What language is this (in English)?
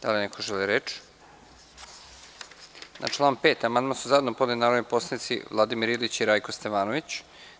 Serbian